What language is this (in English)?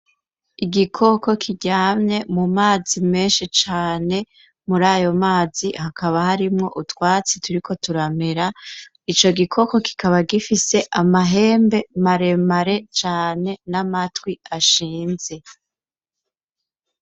Rundi